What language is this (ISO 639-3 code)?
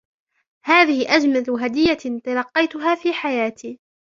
ara